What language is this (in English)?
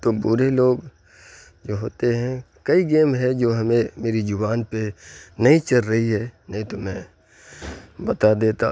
Urdu